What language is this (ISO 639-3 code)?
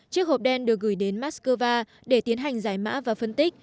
vie